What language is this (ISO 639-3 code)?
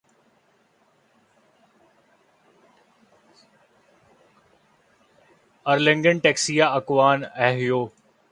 urd